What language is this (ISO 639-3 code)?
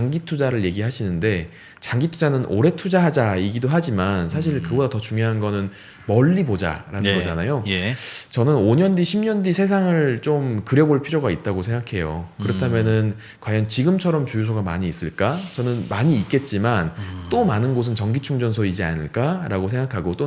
kor